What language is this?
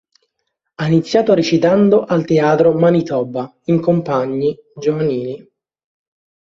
Italian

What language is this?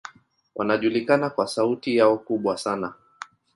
Swahili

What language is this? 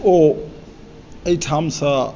Maithili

